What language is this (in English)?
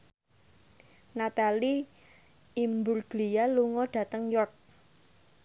Javanese